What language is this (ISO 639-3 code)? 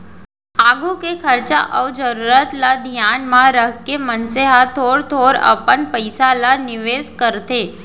hne